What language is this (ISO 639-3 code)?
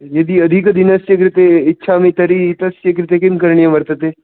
san